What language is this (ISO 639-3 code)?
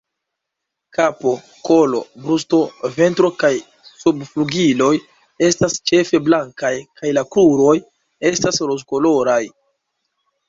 epo